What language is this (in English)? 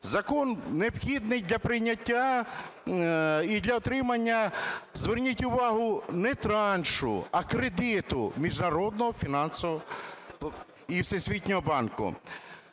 Ukrainian